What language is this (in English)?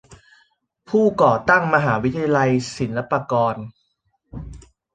Thai